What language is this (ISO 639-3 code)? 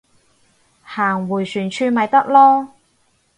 yue